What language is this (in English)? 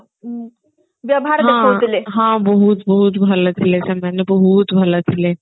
Odia